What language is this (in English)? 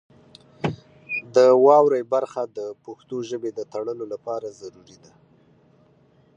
Pashto